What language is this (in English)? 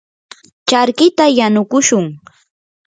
Yanahuanca Pasco Quechua